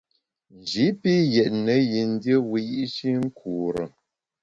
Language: Bamun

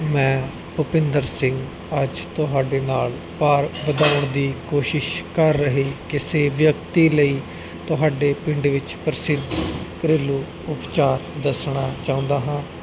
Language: Punjabi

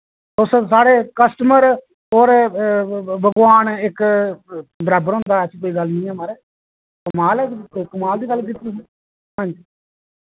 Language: Dogri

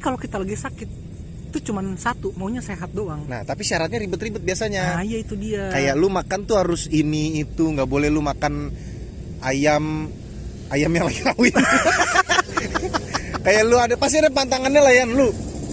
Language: Indonesian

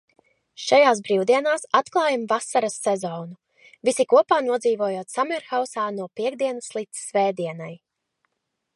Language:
Latvian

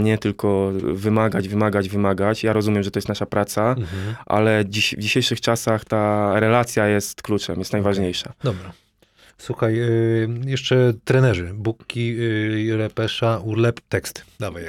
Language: Polish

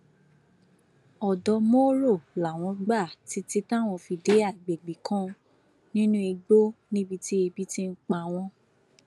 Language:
Yoruba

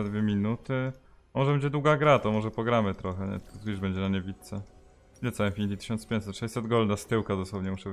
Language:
Polish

